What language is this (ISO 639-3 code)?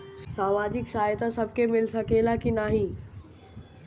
bho